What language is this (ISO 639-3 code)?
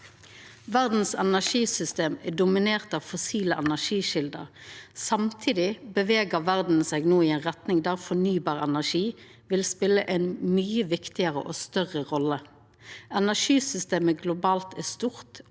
nor